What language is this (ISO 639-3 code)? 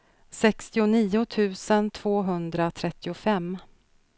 swe